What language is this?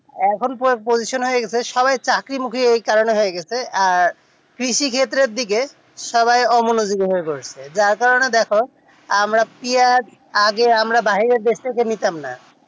Bangla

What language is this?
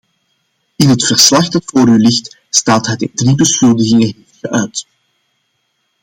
Dutch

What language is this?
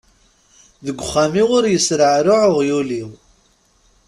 Kabyle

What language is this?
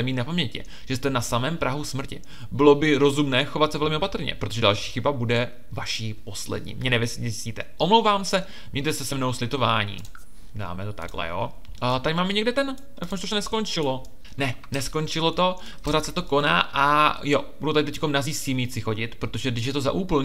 Czech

